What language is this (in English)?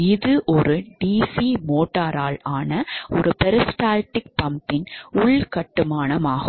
Tamil